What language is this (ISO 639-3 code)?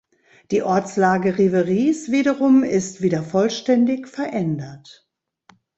deu